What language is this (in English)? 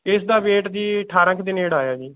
Punjabi